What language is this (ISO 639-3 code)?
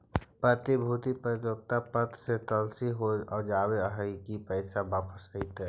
mag